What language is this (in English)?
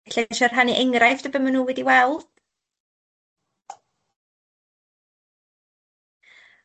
Welsh